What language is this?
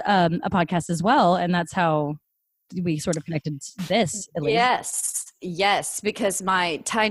English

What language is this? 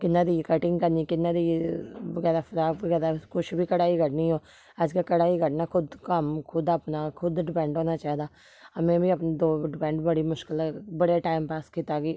Dogri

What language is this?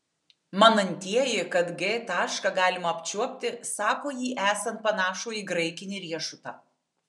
Lithuanian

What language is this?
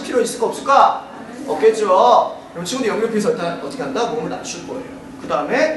Korean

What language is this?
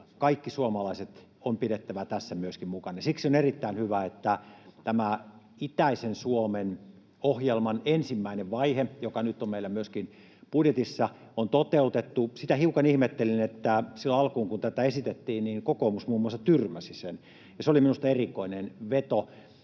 Finnish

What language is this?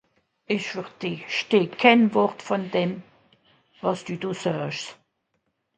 Swiss German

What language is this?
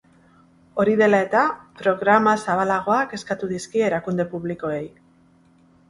Basque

